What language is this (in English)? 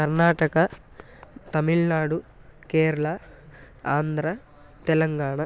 Sanskrit